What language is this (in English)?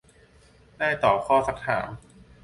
Thai